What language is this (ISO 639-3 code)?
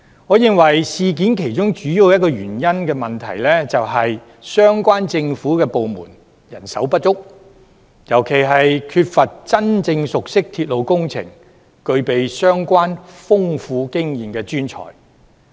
yue